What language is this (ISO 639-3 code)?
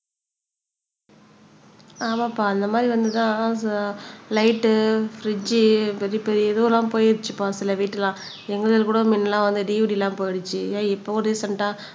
tam